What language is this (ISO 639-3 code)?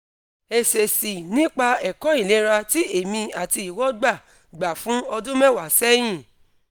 yor